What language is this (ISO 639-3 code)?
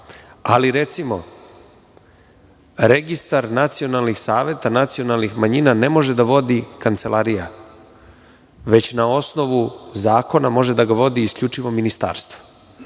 srp